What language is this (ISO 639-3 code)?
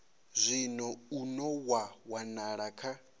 ven